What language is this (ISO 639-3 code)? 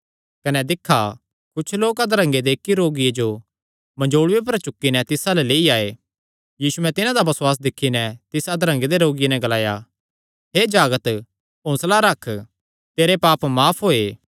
xnr